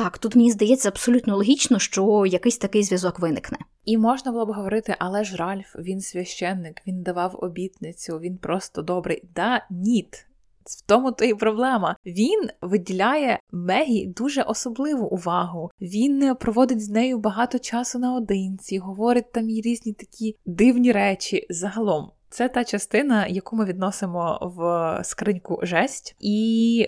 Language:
Ukrainian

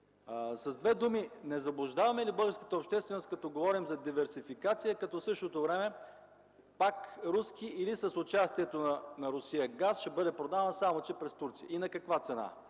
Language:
Bulgarian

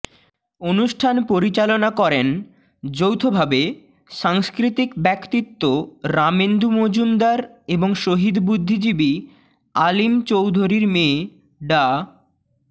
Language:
Bangla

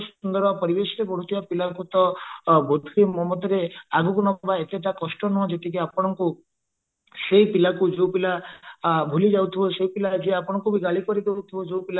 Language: Odia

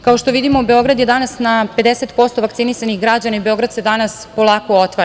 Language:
Serbian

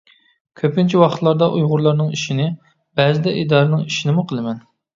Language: Uyghur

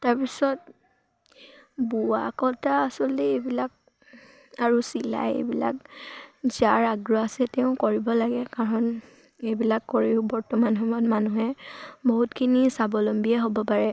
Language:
Assamese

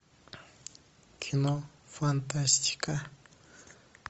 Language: Russian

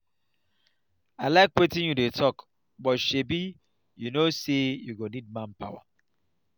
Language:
Nigerian Pidgin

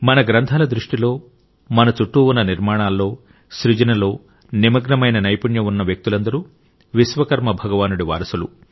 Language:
Telugu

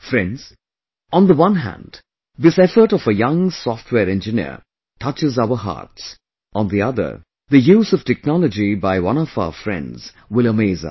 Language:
English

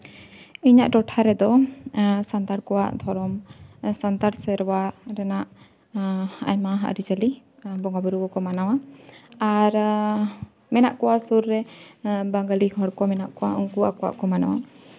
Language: Santali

